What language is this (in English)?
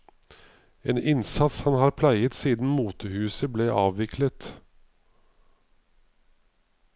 Norwegian